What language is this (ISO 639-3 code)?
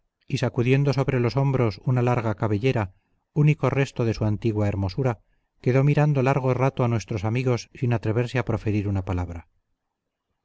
spa